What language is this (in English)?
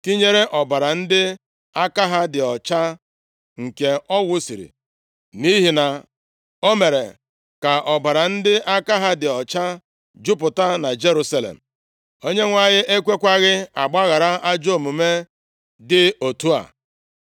Igbo